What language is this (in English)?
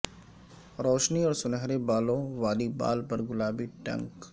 Urdu